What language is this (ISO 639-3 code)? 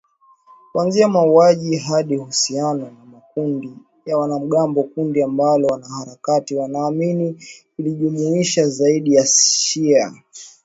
swa